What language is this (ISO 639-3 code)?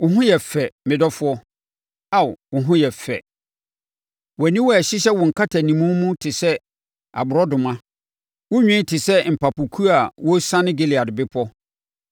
aka